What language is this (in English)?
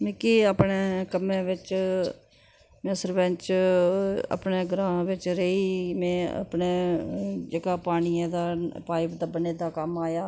Dogri